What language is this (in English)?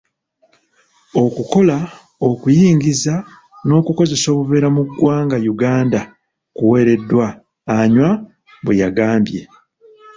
Ganda